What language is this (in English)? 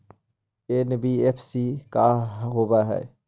Magahi